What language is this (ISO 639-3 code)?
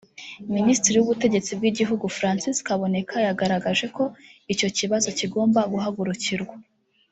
kin